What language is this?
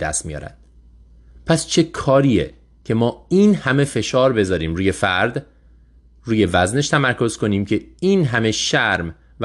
Persian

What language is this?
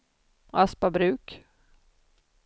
Swedish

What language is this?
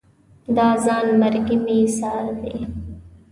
Pashto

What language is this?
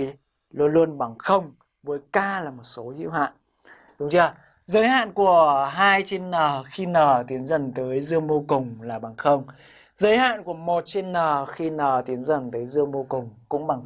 Vietnamese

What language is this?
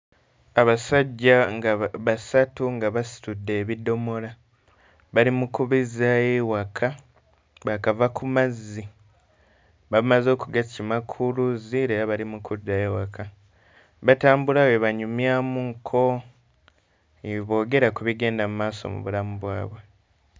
Ganda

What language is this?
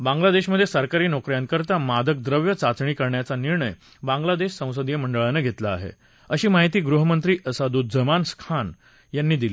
Marathi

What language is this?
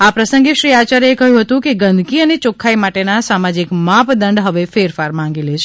Gujarati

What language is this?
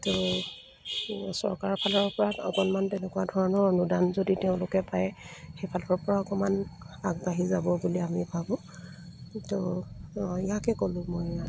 Assamese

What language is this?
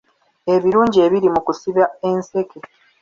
Ganda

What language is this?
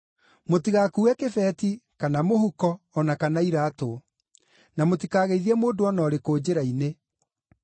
Kikuyu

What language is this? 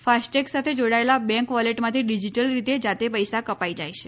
Gujarati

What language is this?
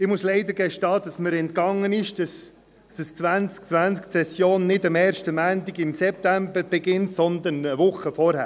Swiss German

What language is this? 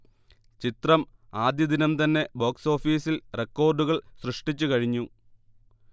Malayalam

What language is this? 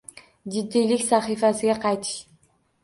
Uzbek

